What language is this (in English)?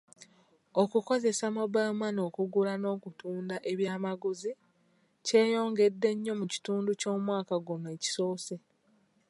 Ganda